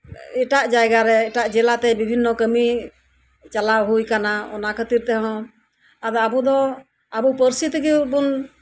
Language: Santali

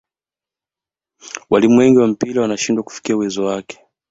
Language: Swahili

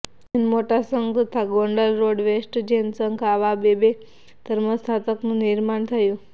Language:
Gujarati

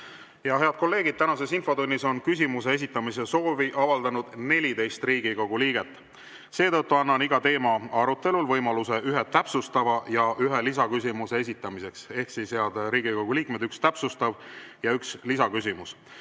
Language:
Estonian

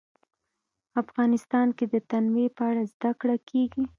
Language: Pashto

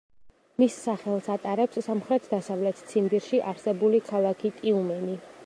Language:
Georgian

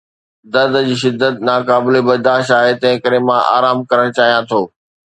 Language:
Sindhi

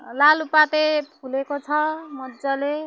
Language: Nepali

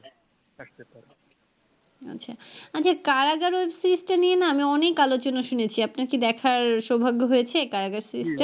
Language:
Bangla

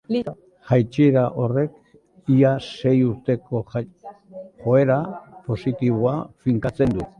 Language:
Basque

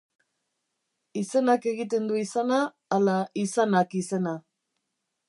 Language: Basque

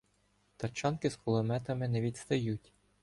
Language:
Ukrainian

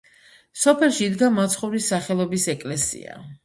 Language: Georgian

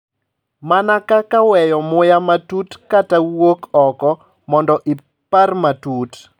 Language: Luo (Kenya and Tanzania)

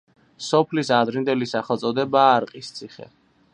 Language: Georgian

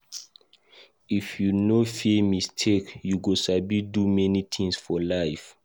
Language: Nigerian Pidgin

